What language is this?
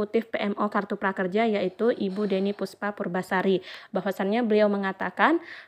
Indonesian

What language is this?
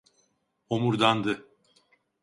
Turkish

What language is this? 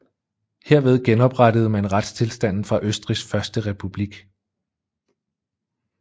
Danish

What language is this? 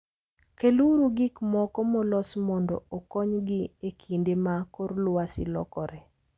Luo (Kenya and Tanzania)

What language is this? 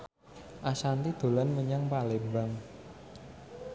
Javanese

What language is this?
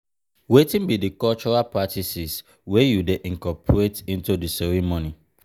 Nigerian Pidgin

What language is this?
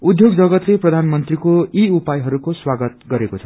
Nepali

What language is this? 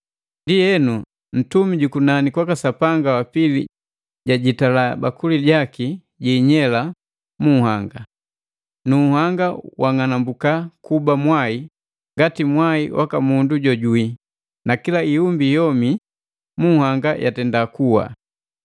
Matengo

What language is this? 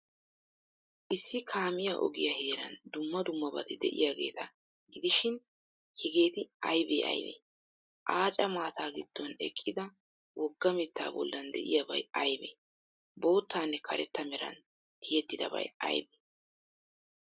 Wolaytta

